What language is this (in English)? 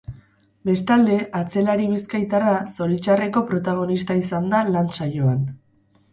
Basque